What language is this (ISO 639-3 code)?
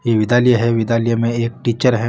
mwr